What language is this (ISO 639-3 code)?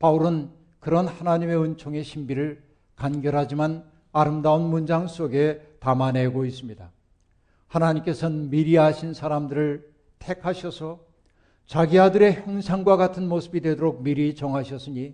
kor